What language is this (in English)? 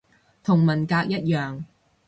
Cantonese